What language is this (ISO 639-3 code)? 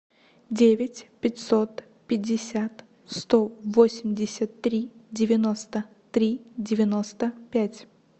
rus